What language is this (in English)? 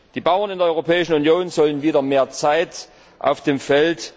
German